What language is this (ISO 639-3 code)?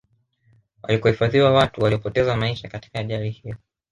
swa